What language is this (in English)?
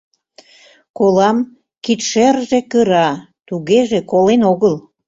Mari